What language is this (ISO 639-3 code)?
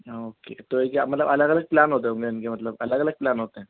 urd